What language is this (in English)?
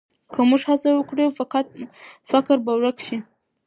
Pashto